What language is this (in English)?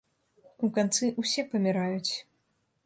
Belarusian